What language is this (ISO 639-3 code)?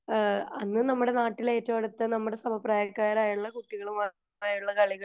mal